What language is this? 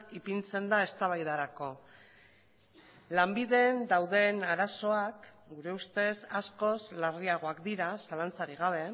Basque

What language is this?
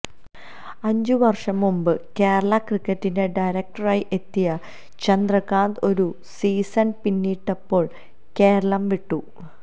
Malayalam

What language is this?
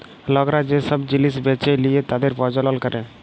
Bangla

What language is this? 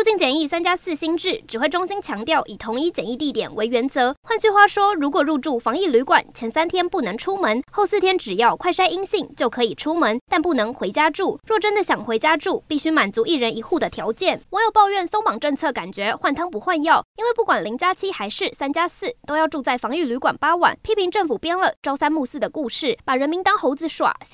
Chinese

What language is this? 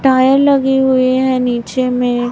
Hindi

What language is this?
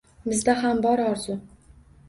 Uzbek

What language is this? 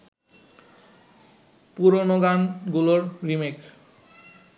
Bangla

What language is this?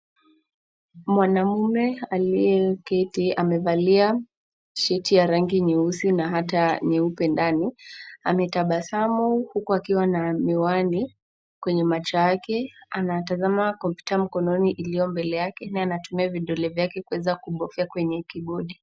Swahili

